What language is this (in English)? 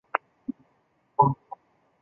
Chinese